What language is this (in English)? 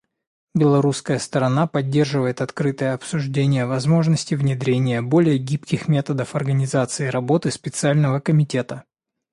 Russian